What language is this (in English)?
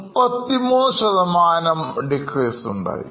Malayalam